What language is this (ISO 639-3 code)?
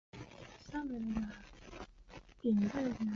zho